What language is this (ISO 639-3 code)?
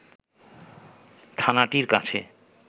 ben